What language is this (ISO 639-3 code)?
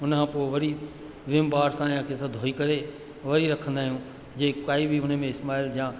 snd